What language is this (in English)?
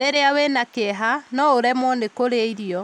Kikuyu